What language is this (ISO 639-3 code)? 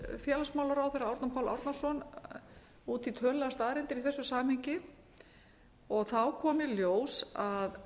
isl